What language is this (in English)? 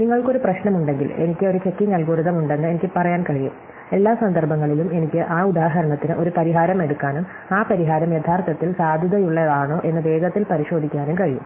Malayalam